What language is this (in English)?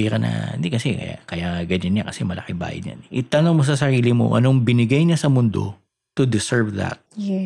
Filipino